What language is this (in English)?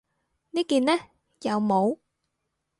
Cantonese